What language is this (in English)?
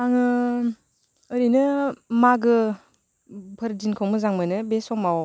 Bodo